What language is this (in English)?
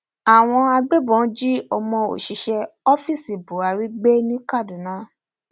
Yoruba